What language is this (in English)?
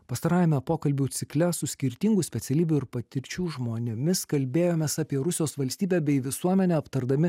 Lithuanian